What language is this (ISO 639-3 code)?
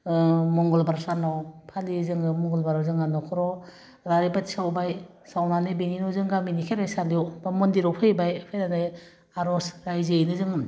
brx